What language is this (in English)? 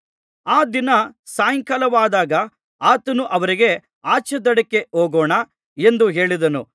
Kannada